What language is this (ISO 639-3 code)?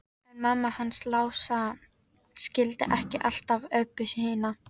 isl